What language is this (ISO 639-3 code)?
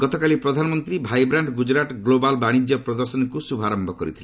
ori